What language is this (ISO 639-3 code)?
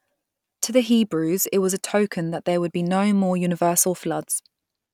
eng